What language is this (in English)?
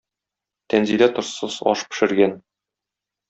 Tatar